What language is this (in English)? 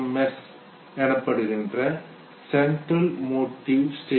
Tamil